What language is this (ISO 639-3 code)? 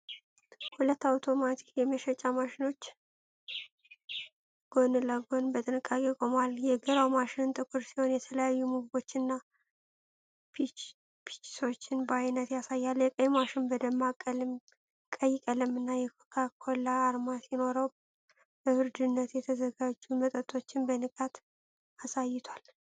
amh